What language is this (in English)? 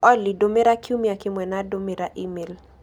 Kikuyu